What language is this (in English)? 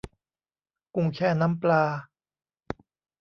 Thai